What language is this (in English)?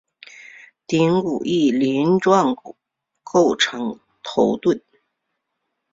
Chinese